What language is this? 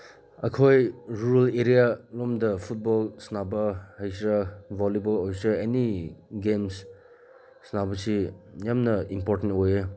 Manipuri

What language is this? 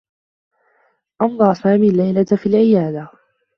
Arabic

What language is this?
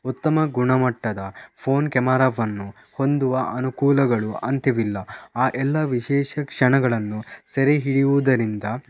Kannada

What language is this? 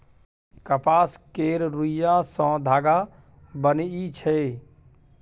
Maithili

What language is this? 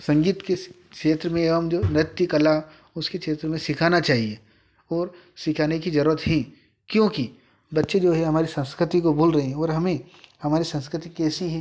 Hindi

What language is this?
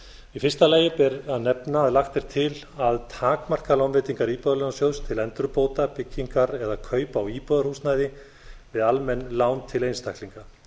Icelandic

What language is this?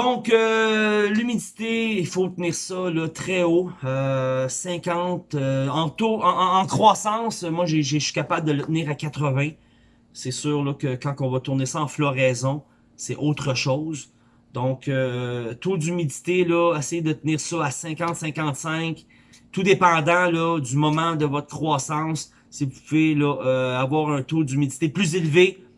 French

